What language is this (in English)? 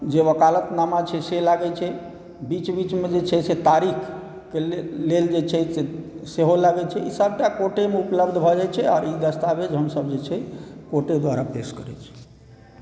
Maithili